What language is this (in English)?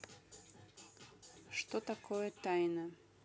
Russian